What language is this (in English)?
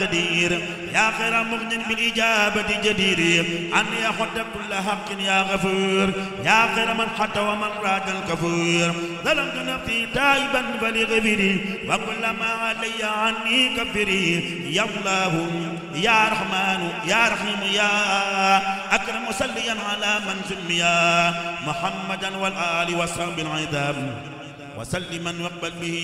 Arabic